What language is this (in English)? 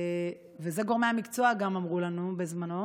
Hebrew